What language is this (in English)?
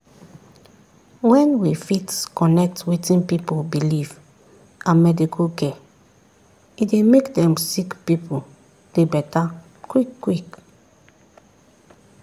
Nigerian Pidgin